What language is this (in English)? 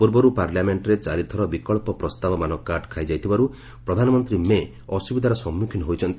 Odia